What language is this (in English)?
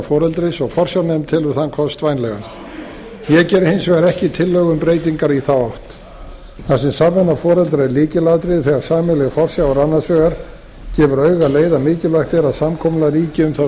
Icelandic